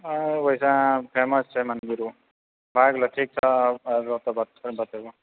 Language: Maithili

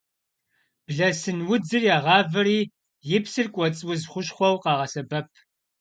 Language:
Kabardian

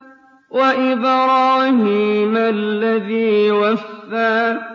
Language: Arabic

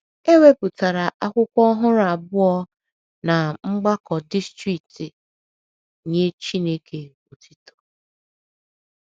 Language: Igbo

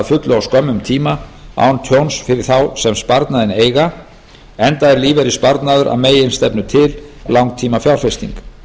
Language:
Icelandic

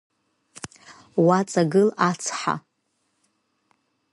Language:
Abkhazian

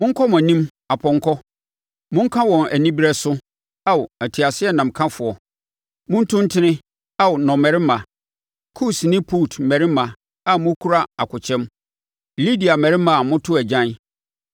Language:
Akan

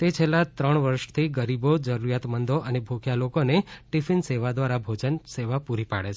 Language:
Gujarati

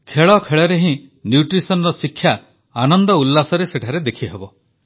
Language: Odia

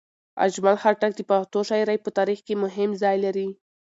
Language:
Pashto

